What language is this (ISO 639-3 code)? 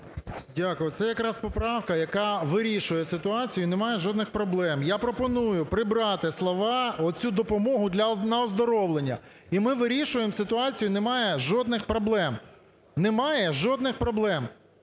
ukr